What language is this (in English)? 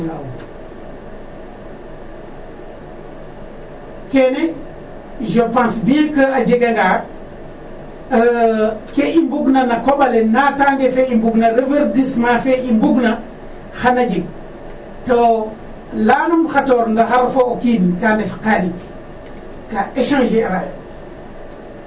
Serer